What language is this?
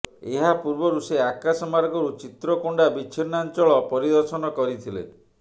Odia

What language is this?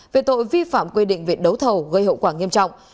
Vietnamese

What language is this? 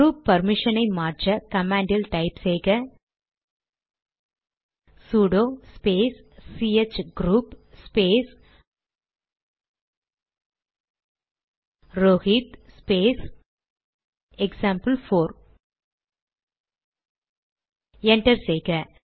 Tamil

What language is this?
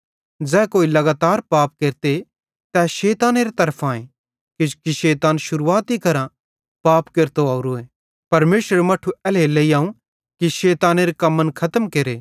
Bhadrawahi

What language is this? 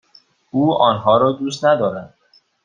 Persian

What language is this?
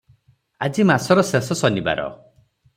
Odia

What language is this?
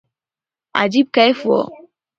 Pashto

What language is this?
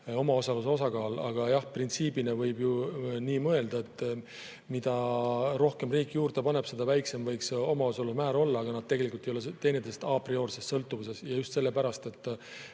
Estonian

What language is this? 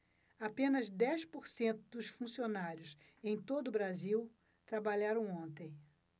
Portuguese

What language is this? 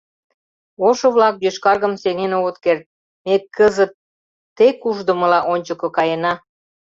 Mari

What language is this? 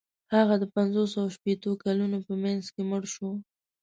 Pashto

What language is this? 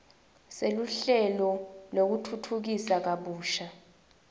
Swati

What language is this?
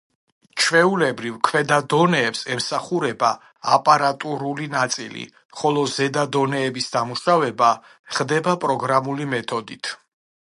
Georgian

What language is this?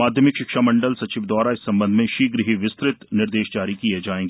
Hindi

